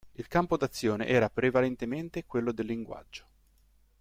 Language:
Italian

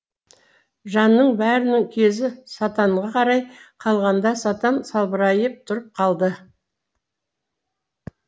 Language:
Kazakh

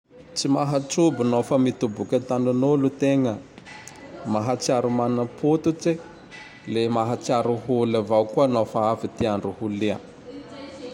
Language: Tandroy-Mahafaly Malagasy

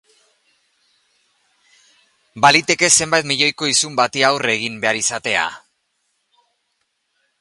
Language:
Basque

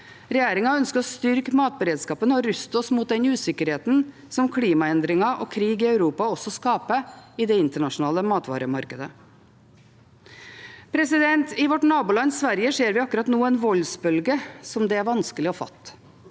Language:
Norwegian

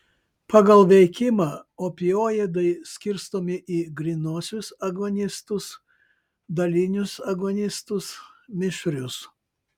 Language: Lithuanian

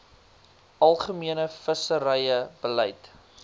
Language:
Afrikaans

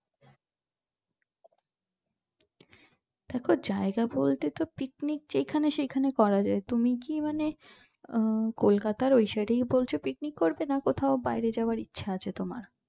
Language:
Bangla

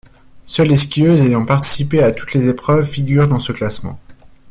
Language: French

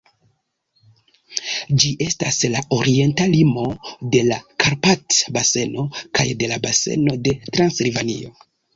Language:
Esperanto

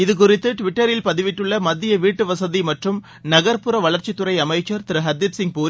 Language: Tamil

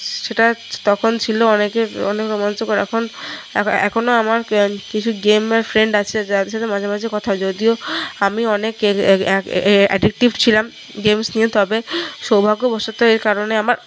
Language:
Bangla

